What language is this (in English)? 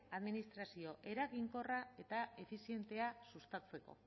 Basque